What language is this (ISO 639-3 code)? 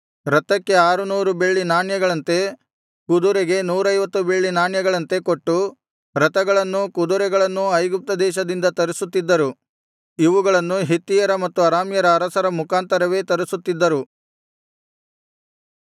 kan